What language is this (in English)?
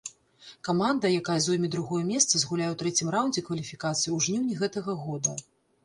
Belarusian